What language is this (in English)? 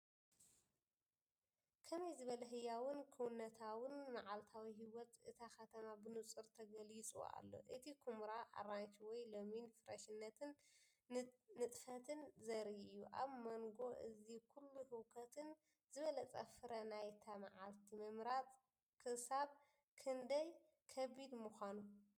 Tigrinya